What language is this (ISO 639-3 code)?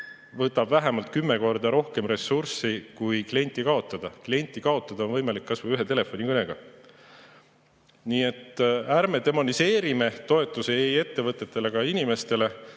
est